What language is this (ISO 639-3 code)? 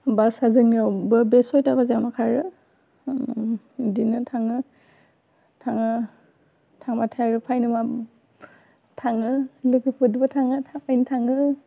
brx